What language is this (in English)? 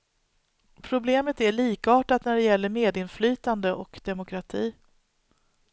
Swedish